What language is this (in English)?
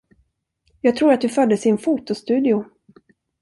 Swedish